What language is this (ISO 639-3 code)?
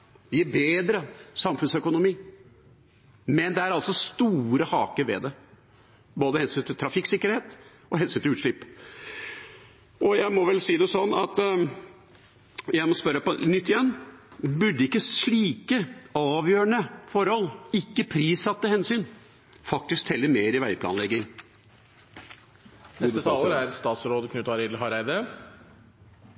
nor